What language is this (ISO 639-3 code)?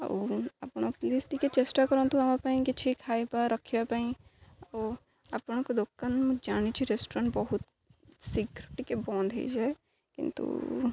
ori